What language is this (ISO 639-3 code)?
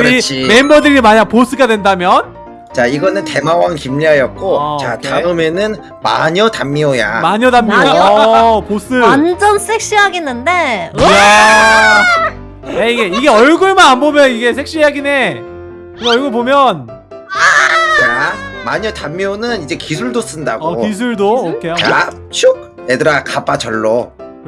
kor